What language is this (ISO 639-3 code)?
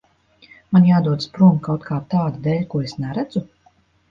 lav